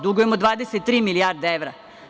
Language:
Serbian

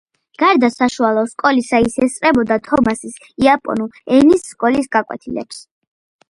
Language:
Georgian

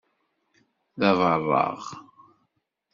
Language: Kabyle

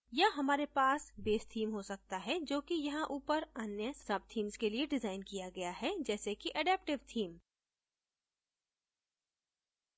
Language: Hindi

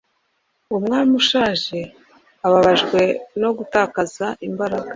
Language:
Kinyarwanda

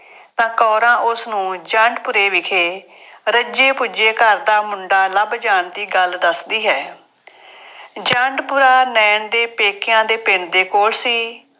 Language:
Punjabi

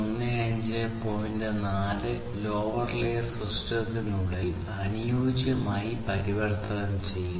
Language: Malayalam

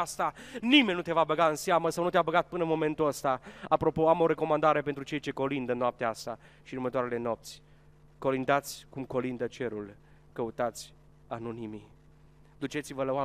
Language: Romanian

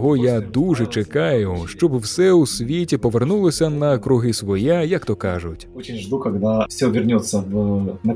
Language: Ukrainian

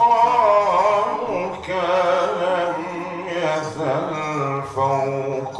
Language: Arabic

